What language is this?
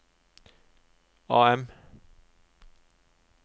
Norwegian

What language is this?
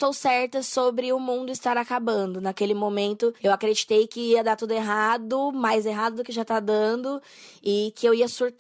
Portuguese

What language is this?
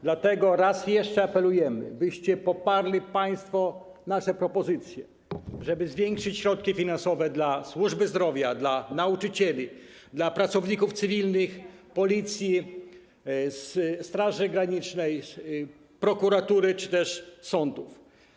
Polish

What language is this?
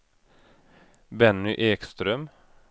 Swedish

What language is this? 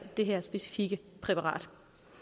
Danish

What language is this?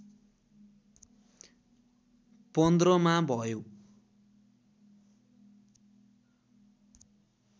Nepali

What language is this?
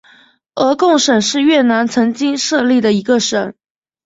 Chinese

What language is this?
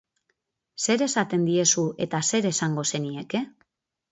Basque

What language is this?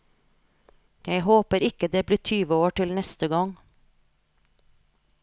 Norwegian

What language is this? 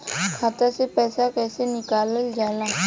Bhojpuri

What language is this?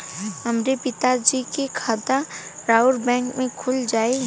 Bhojpuri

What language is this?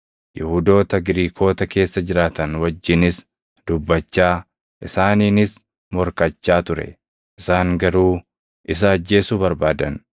Oromo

